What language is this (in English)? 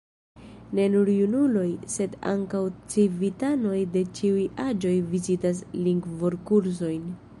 Esperanto